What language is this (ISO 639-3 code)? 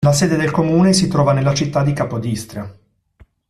ita